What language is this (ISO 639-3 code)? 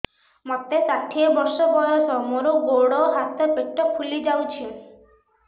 ori